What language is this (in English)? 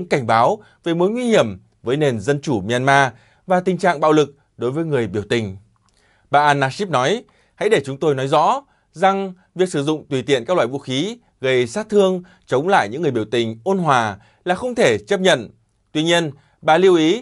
Vietnamese